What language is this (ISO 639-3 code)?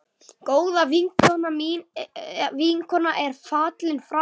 isl